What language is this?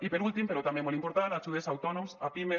Catalan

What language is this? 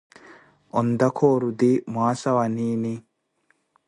Koti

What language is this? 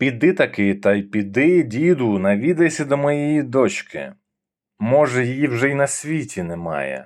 Ukrainian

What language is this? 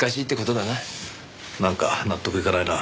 Japanese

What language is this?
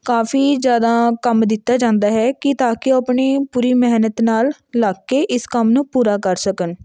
Punjabi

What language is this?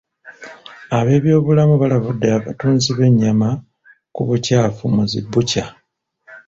Ganda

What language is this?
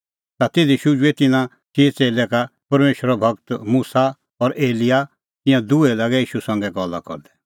Kullu Pahari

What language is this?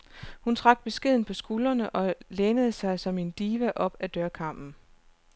Danish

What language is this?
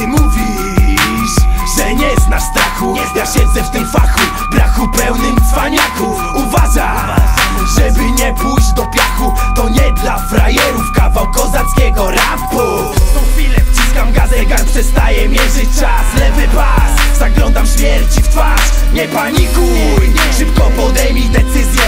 Polish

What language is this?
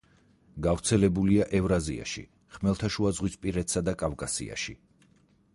Georgian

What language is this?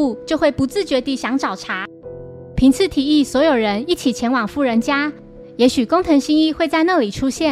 Chinese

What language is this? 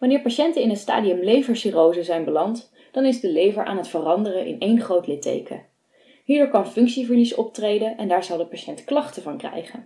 Dutch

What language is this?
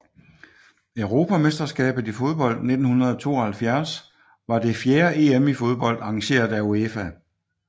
Danish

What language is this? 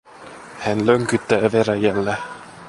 Finnish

